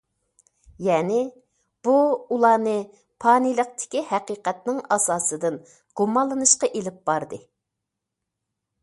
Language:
Uyghur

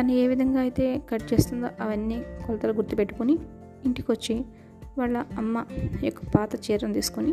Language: Telugu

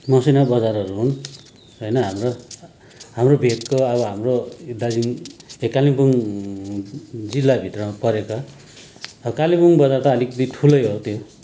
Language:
Nepali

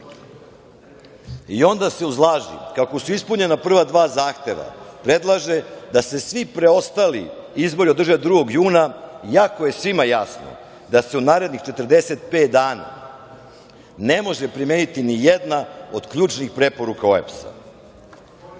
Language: Serbian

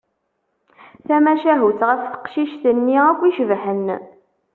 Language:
Kabyle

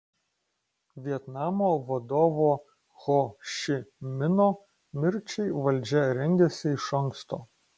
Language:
Lithuanian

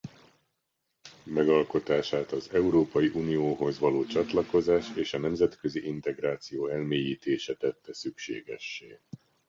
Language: Hungarian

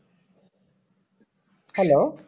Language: Odia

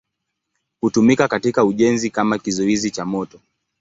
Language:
Swahili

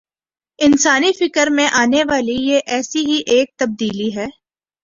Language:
Urdu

